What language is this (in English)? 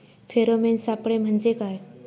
Marathi